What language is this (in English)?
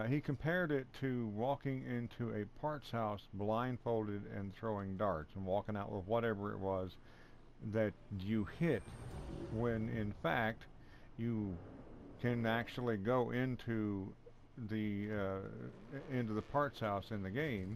English